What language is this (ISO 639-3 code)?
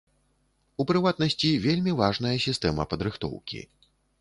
bel